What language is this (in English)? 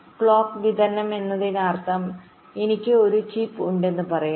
Malayalam